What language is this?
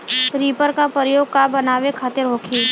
Bhojpuri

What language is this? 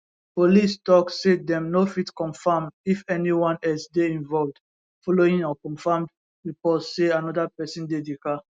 Nigerian Pidgin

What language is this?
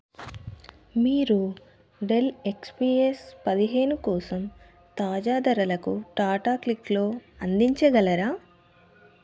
Telugu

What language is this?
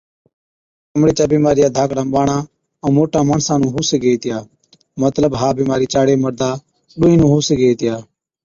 Od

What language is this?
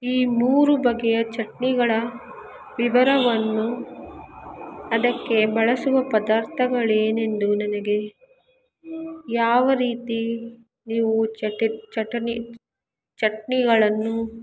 Kannada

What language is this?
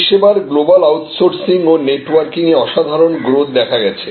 Bangla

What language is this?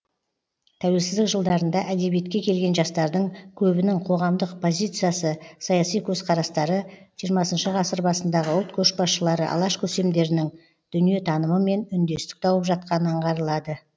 Kazakh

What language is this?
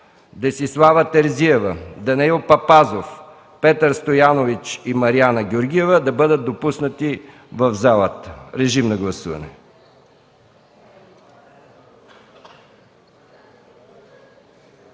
Bulgarian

